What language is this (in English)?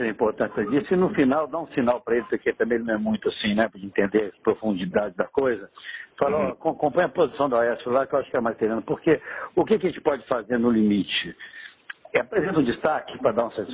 Portuguese